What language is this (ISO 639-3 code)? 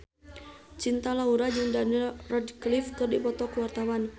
sun